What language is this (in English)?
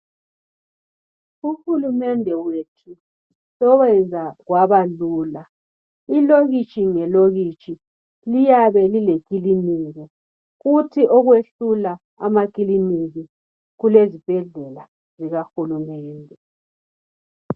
North Ndebele